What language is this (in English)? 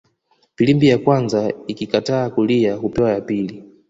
Swahili